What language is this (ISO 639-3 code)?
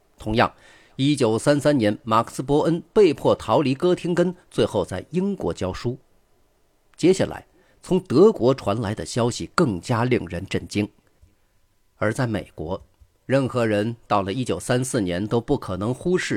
zho